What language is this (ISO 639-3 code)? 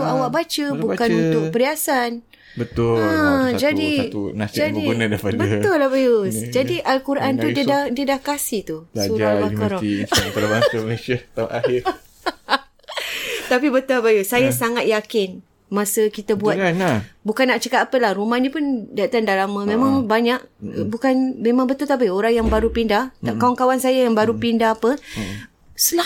msa